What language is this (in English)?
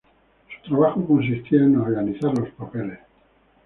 Spanish